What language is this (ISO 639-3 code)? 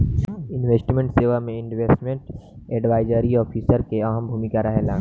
bho